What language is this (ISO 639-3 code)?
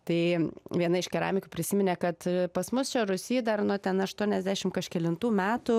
lit